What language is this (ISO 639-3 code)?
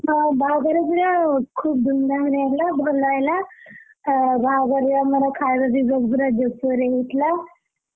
ori